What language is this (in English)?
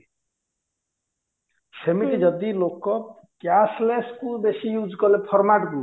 Odia